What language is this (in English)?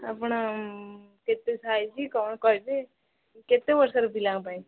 Odia